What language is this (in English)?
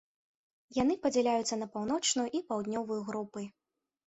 Belarusian